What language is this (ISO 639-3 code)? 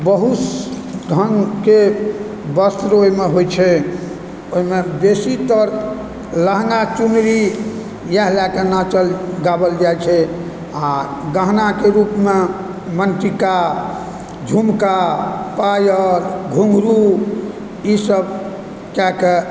mai